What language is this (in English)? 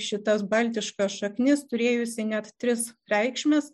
Lithuanian